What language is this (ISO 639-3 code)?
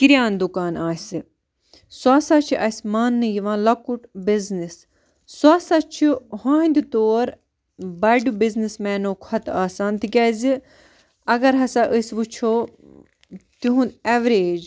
kas